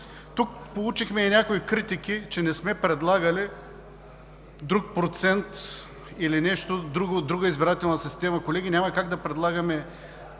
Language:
Bulgarian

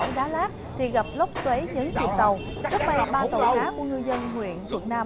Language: Vietnamese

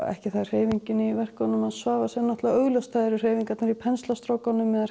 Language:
Icelandic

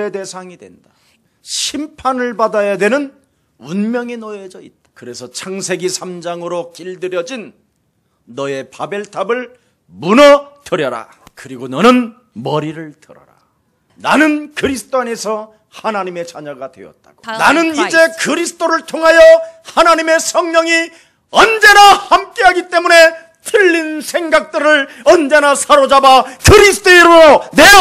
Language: Korean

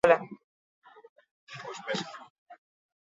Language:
Basque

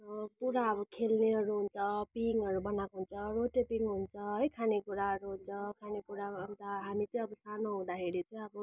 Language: Nepali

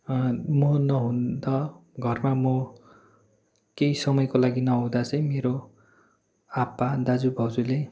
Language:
Nepali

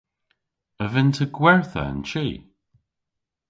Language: Cornish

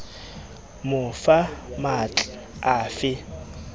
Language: Southern Sotho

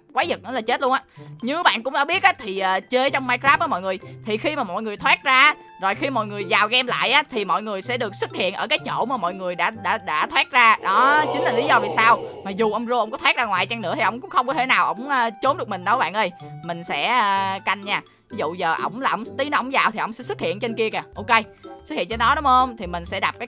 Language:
Vietnamese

